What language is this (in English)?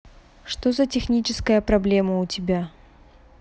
Russian